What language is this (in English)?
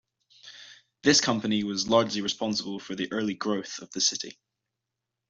English